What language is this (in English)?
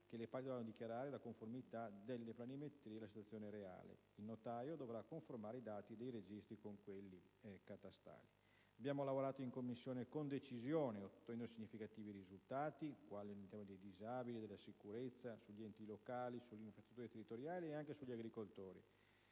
Italian